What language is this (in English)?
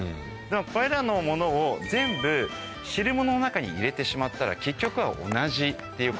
Japanese